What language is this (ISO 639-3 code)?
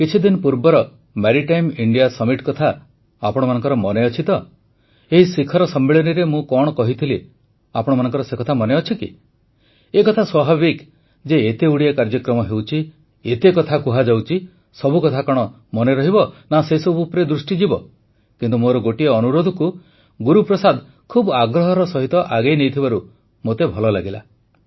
ori